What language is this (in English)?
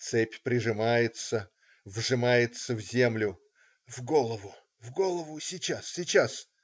Russian